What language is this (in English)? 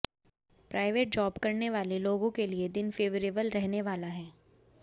Hindi